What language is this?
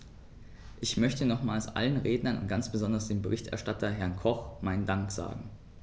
German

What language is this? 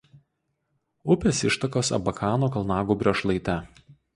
Lithuanian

